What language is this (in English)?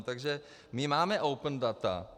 Czech